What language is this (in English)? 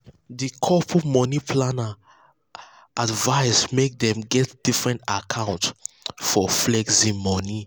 Nigerian Pidgin